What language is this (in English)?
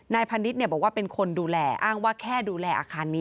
Thai